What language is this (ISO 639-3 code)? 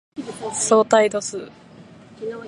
jpn